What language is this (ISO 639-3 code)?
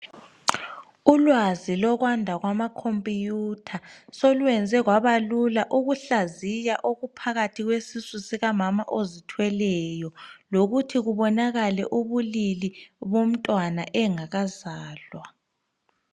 nde